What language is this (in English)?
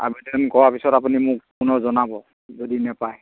Assamese